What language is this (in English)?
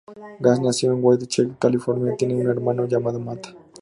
Spanish